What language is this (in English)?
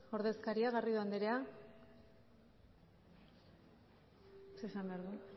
Basque